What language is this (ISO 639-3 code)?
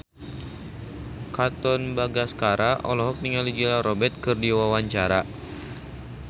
sun